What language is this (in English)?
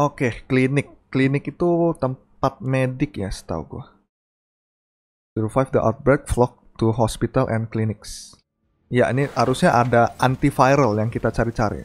Indonesian